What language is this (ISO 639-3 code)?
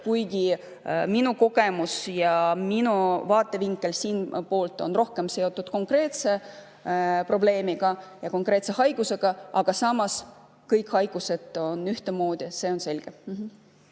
est